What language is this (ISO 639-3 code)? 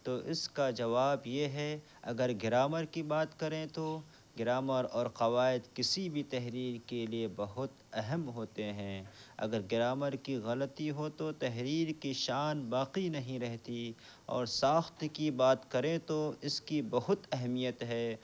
urd